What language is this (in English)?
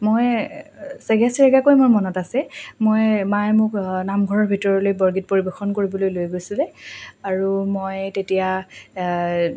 Assamese